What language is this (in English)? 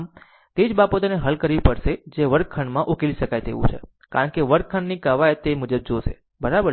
Gujarati